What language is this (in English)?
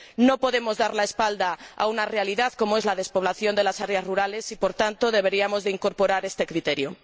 Spanish